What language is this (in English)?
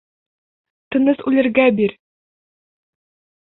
Bashkir